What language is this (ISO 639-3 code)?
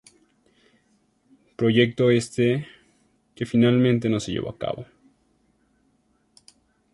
spa